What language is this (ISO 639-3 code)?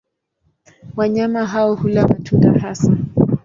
swa